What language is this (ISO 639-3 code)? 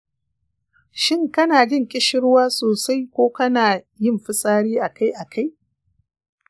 hau